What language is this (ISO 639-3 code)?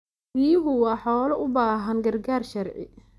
som